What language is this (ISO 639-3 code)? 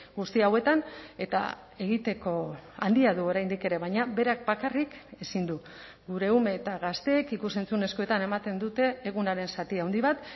eus